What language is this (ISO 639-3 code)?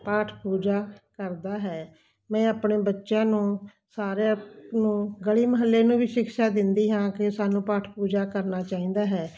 pan